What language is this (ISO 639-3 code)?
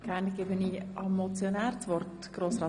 gsw